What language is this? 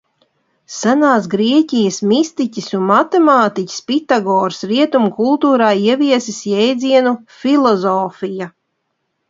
Latvian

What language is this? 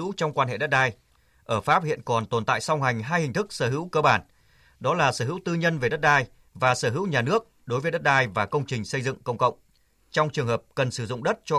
Vietnamese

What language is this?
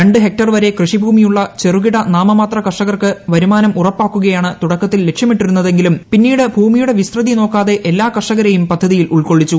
Malayalam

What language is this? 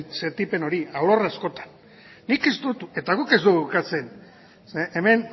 Basque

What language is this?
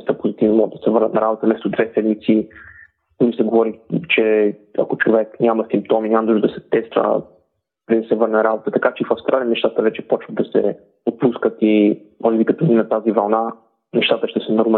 Bulgarian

